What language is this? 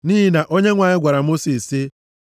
Igbo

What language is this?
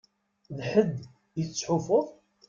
Kabyle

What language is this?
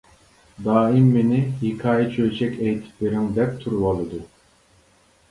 Uyghur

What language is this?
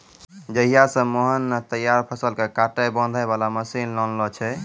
Maithili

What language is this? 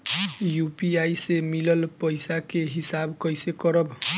Bhojpuri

